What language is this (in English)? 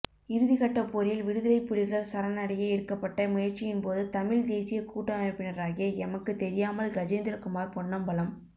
Tamil